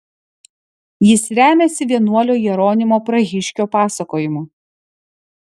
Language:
Lithuanian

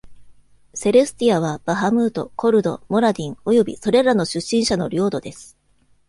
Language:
Japanese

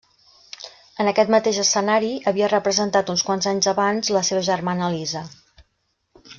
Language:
Catalan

